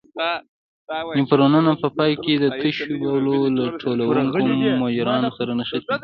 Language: Pashto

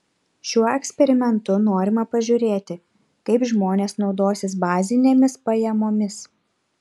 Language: Lithuanian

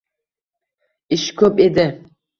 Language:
Uzbek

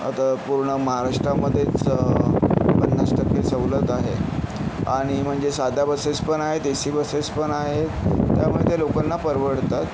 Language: Marathi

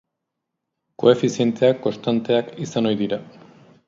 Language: Basque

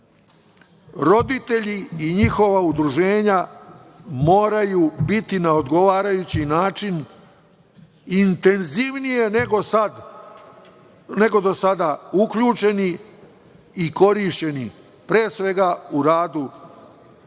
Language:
Serbian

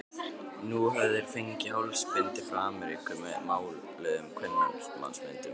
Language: Icelandic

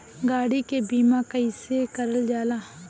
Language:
Bhojpuri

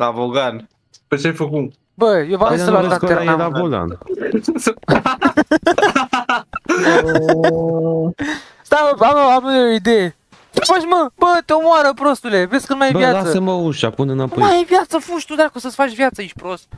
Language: Romanian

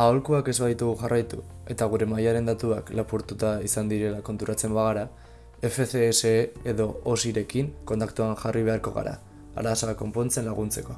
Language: Basque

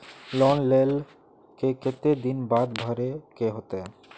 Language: Magahi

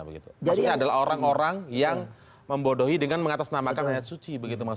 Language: Indonesian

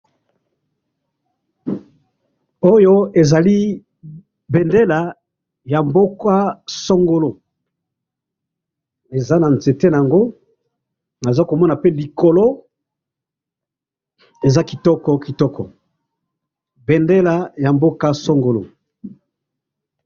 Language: Lingala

